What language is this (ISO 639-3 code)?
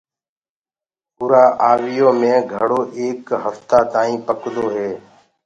ggg